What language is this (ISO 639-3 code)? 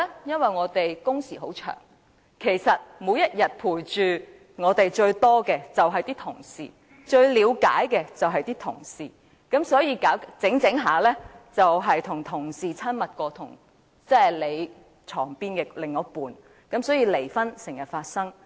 yue